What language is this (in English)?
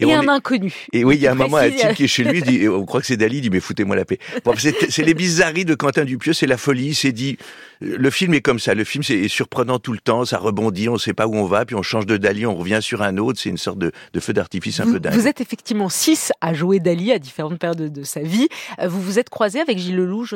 French